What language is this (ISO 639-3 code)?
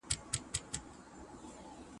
pus